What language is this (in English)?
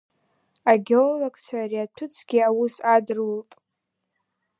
Abkhazian